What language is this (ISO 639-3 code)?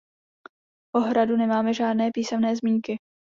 ces